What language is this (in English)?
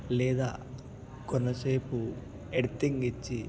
Telugu